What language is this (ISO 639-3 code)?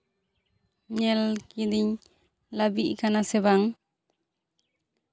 sat